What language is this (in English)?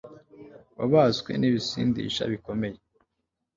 Kinyarwanda